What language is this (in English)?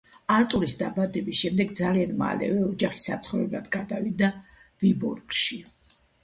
Georgian